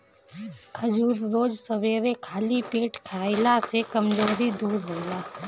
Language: Bhojpuri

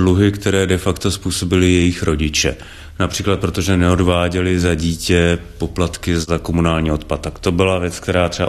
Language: Czech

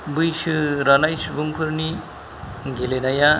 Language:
Bodo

